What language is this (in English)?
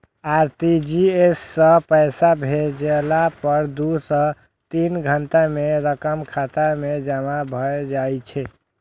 Maithili